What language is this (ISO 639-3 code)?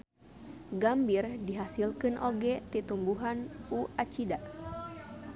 sun